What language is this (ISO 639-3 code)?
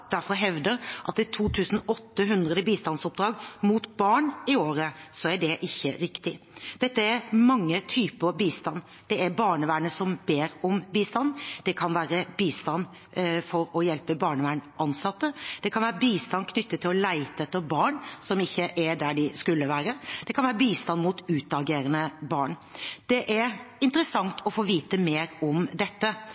nob